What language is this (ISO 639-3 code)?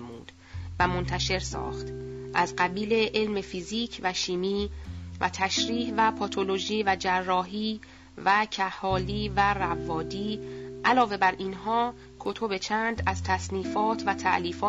fas